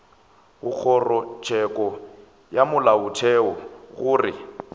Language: Northern Sotho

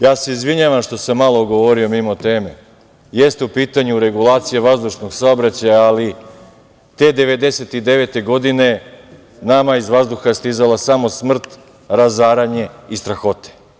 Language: Serbian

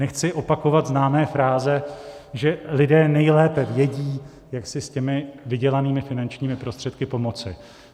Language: Czech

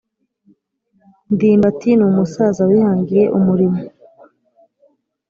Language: Kinyarwanda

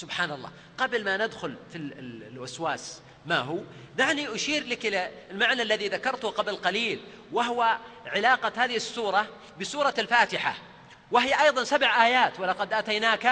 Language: Arabic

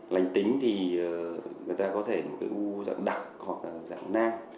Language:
Vietnamese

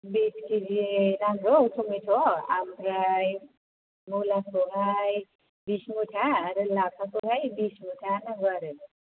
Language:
Bodo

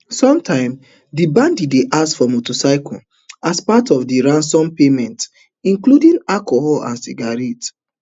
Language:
Nigerian Pidgin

